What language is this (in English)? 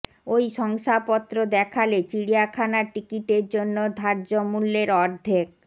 Bangla